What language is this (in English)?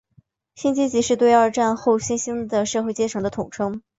Chinese